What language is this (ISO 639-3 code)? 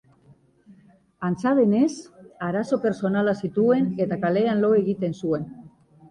eus